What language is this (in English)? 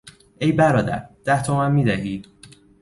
Persian